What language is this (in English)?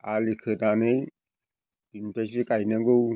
Bodo